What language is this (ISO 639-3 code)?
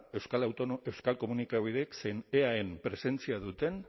eus